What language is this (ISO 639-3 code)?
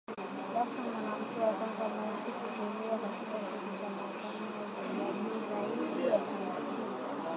swa